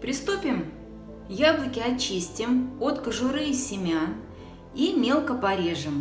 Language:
Russian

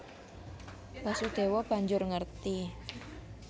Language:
Javanese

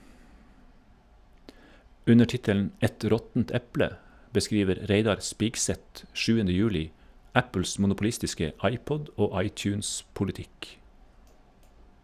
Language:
Norwegian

